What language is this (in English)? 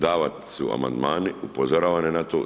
Croatian